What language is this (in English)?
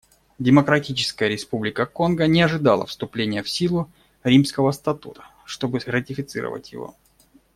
Russian